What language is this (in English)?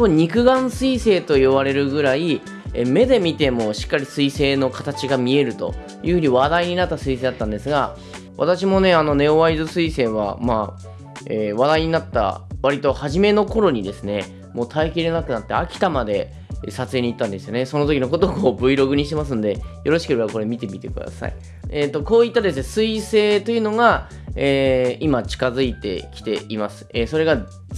Japanese